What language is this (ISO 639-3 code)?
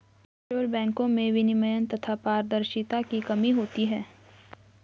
hin